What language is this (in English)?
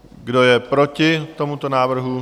Czech